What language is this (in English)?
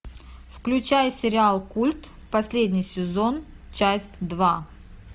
Russian